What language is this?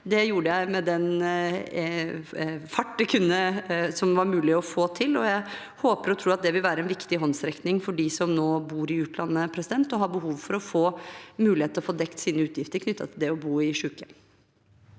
Norwegian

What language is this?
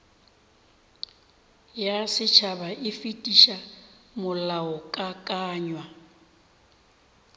Northern Sotho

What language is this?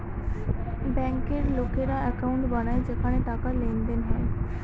Bangla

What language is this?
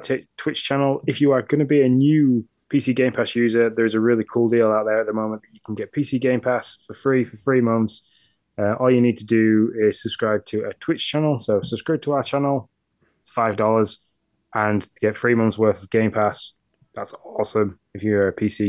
English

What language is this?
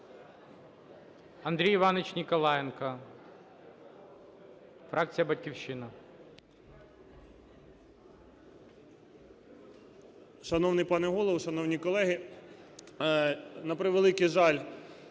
Ukrainian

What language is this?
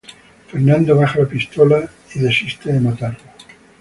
Spanish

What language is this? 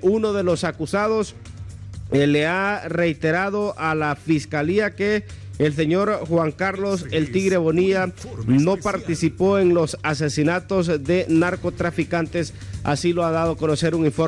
Spanish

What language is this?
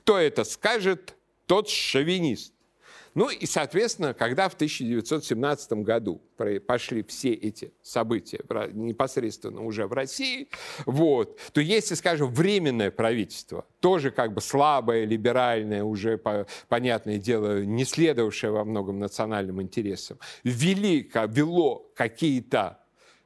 Russian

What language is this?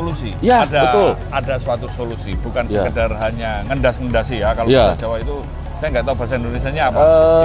Indonesian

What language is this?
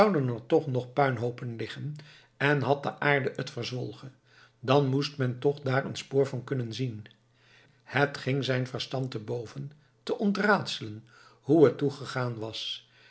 Dutch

